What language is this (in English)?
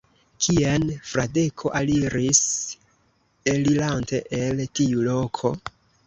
Esperanto